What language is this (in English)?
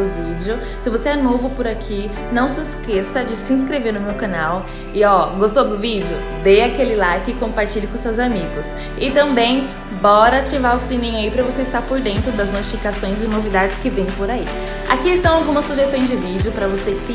Portuguese